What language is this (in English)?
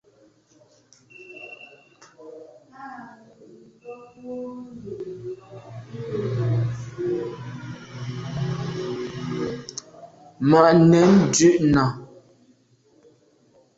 Medumba